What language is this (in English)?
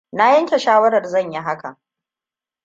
Hausa